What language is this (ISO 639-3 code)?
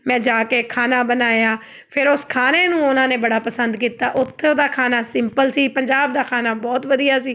pan